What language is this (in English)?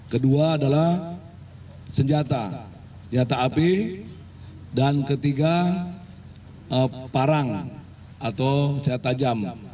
Indonesian